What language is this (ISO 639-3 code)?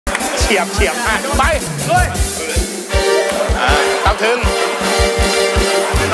tha